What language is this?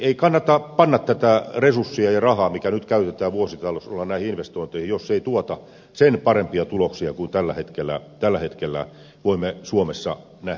Finnish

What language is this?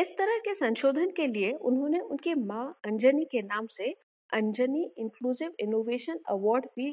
Hindi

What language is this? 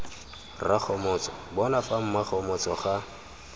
Tswana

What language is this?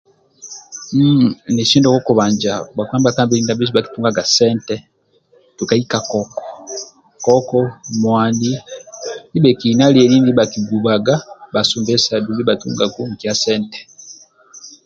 Amba (Uganda)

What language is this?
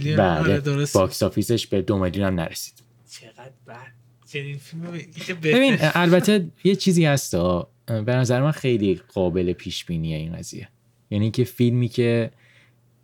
Persian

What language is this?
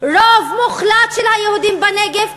Hebrew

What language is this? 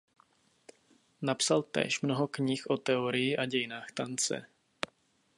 Czech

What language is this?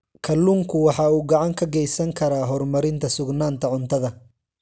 Somali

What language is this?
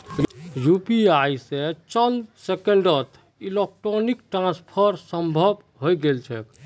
Magahi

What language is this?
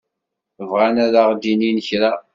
Kabyle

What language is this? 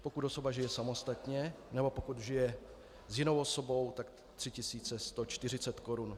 Czech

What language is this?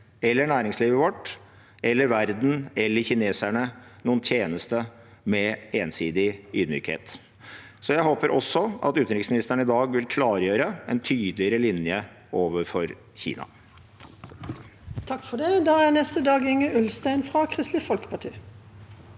Norwegian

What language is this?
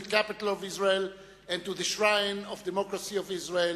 Hebrew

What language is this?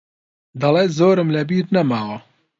Central Kurdish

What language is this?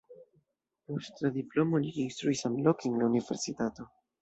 Esperanto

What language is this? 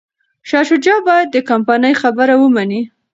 Pashto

